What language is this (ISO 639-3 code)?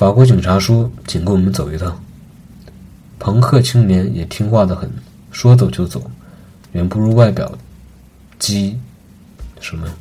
zho